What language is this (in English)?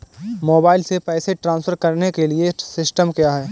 Hindi